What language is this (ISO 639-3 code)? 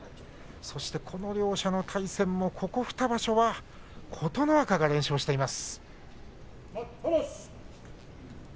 jpn